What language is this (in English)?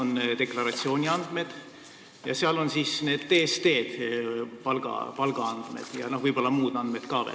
Estonian